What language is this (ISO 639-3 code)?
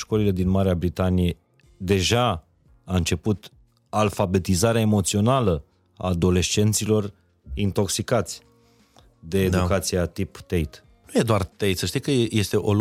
ron